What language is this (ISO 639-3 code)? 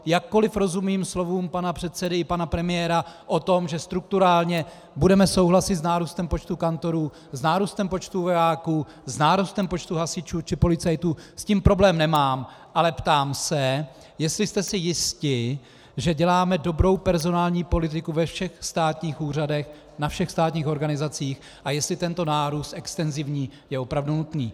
ces